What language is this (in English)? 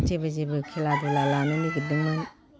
Bodo